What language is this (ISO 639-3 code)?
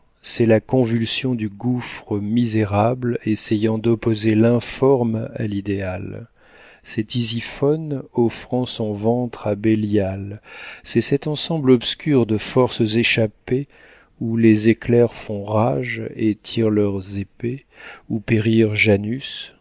fra